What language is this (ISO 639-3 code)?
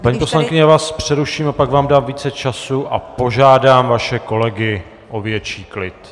ces